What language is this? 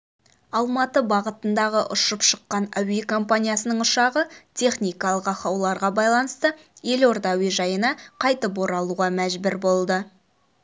Kazakh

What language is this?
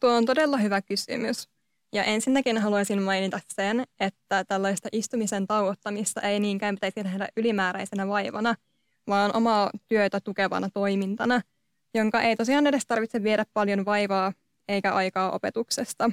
Finnish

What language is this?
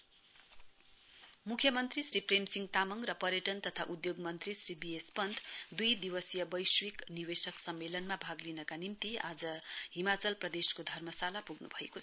Nepali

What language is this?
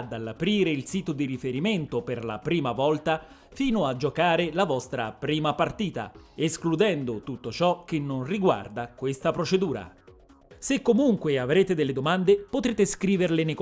Italian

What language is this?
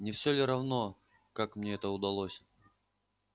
Russian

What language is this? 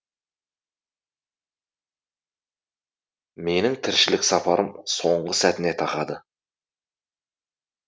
Kazakh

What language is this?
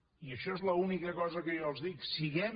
Catalan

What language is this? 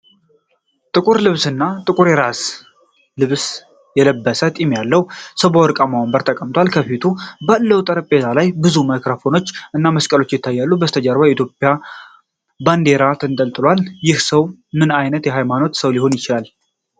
Amharic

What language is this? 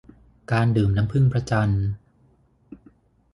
Thai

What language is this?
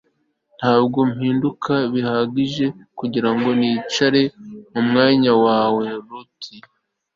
Kinyarwanda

